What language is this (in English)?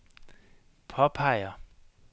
Danish